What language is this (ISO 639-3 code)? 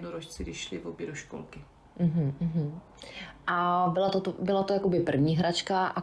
ces